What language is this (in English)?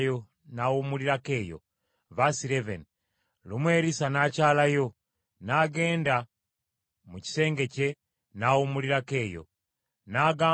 Ganda